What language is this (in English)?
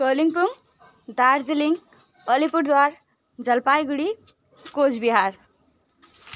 Nepali